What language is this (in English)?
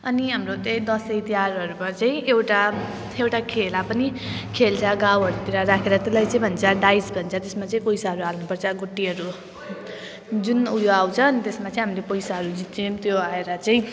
Nepali